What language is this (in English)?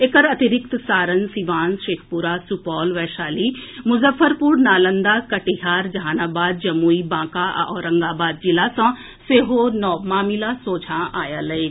Maithili